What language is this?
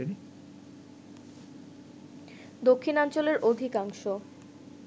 Bangla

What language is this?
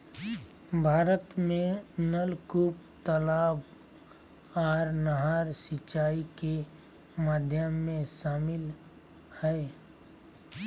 Magahi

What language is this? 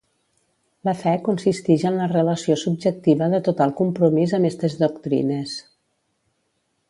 Catalan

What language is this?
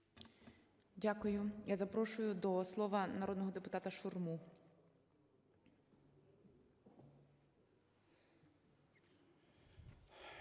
Ukrainian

